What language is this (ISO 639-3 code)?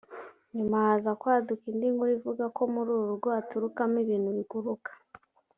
kin